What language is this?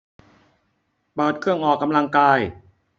Thai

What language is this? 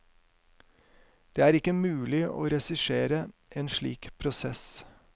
Norwegian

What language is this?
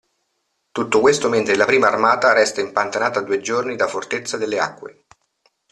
Italian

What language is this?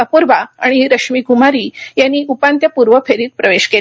Marathi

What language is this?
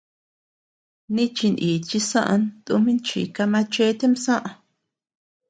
Tepeuxila Cuicatec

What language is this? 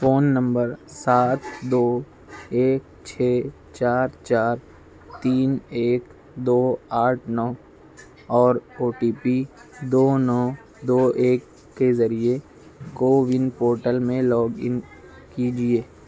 Urdu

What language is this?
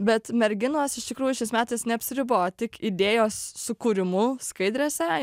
Lithuanian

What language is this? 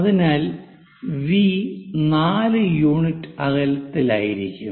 Malayalam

